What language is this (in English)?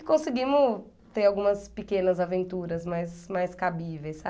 Portuguese